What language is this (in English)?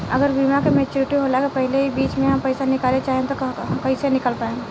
Bhojpuri